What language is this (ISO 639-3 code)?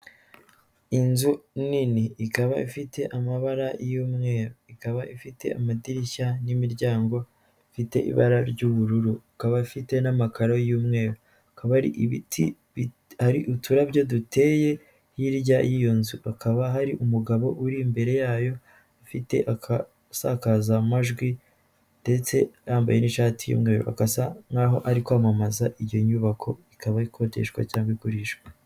kin